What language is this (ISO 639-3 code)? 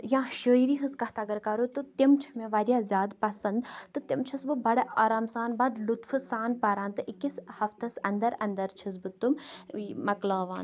kas